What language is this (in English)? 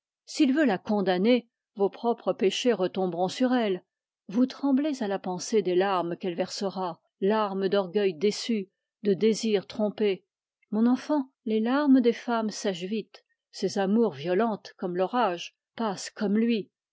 French